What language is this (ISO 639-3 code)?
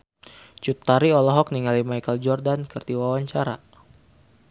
sun